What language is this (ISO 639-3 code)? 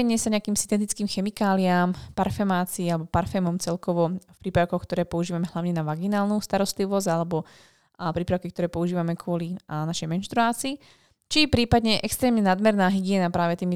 slk